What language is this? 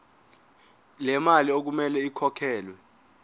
Zulu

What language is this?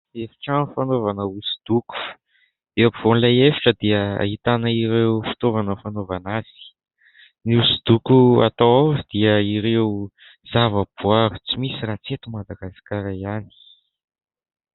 Malagasy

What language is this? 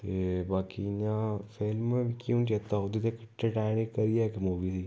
Dogri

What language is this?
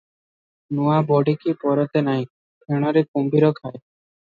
Odia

